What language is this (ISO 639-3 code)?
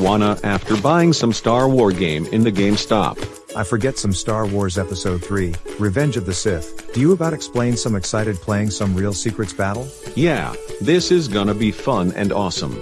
eng